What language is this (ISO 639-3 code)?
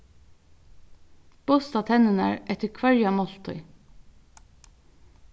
fao